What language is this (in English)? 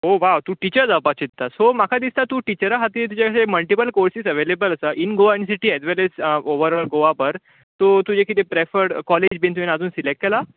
Konkani